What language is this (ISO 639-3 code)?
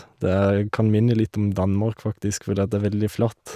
nor